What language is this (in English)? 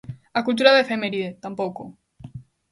Galician